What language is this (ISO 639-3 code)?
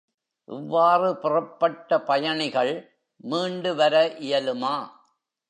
tam